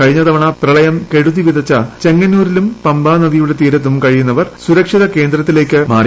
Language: Malayalam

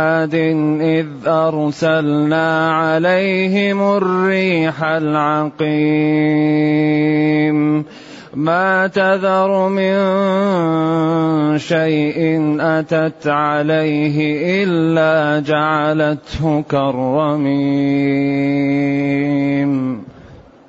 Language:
Arabic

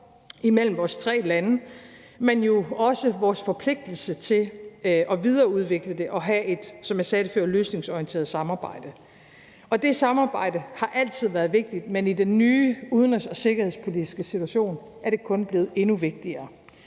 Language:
Danish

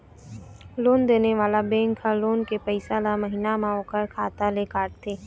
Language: Chhattisgarhi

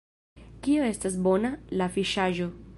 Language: Esperanto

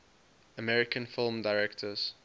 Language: English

